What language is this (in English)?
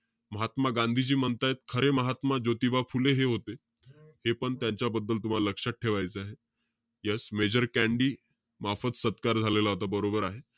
Marathi